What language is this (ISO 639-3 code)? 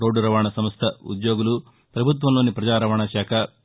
tel